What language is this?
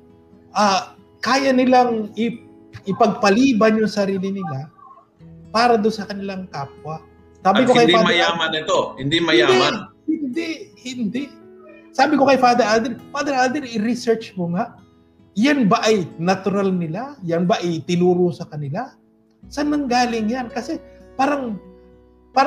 Filipino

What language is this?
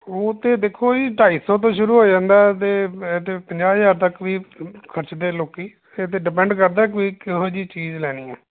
Punjabi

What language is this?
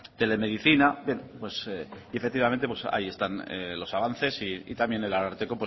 Spanish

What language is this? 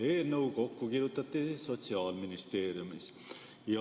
Estonian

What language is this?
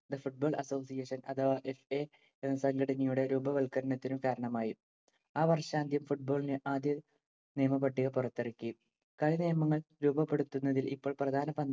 Malayalam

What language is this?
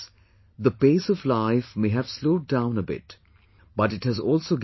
English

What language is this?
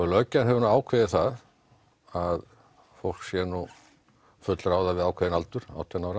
Icelandic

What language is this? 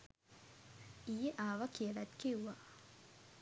Sinhala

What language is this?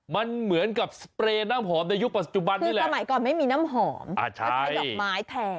Thai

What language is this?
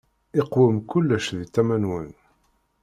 Kabyle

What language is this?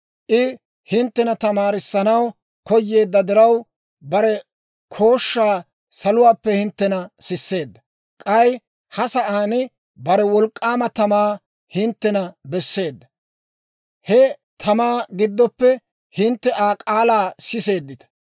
Dawro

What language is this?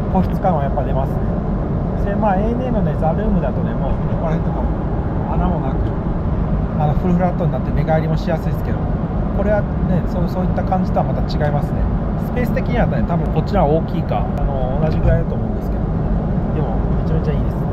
Japanese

